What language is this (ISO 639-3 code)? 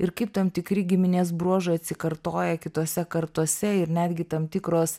lit